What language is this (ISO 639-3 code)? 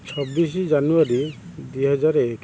ori